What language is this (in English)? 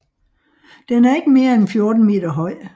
Danish